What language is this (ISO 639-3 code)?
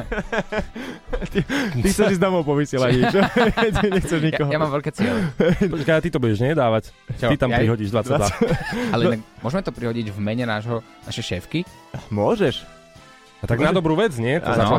slk